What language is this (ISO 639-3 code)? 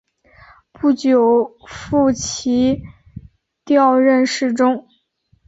zho